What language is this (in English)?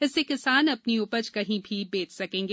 Hindi